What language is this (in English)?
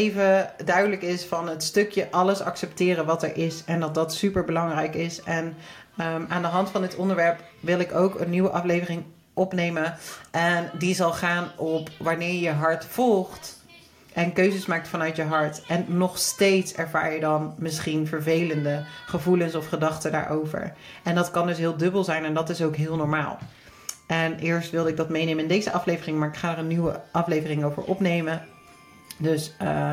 Dutch